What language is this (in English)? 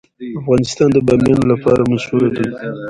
Pashto